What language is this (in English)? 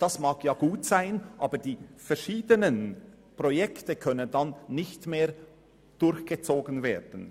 Swiss German